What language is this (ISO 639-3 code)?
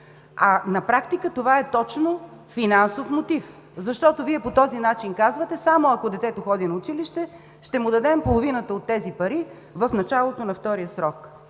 bul